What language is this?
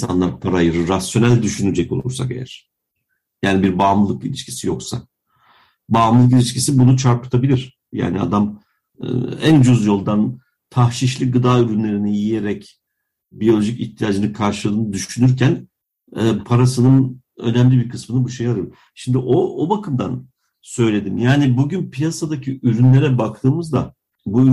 Turkish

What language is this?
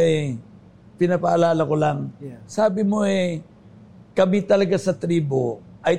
Filipino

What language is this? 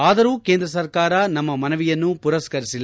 Kannada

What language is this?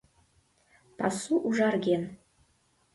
Mari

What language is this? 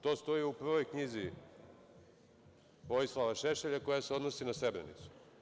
Serbian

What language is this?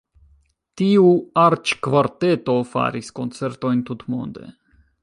Esperanto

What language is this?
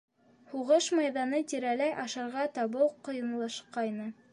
Bashkir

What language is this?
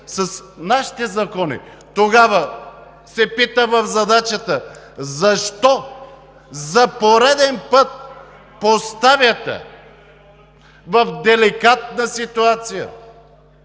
Bulgarian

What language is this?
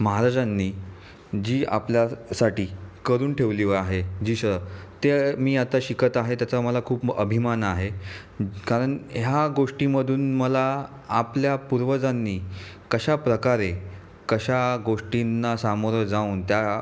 Marathi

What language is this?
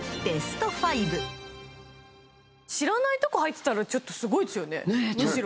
Japanese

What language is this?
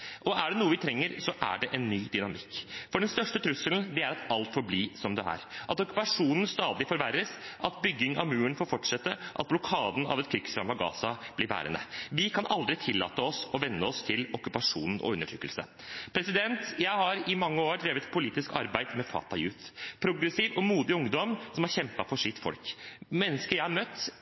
Norwegian Bokmål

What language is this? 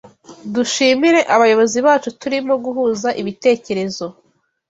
Kinyarwanda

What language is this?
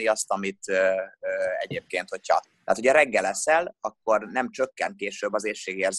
Hungarian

